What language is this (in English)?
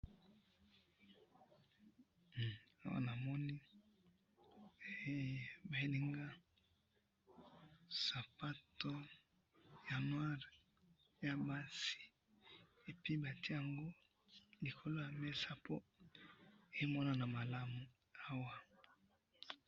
Lingala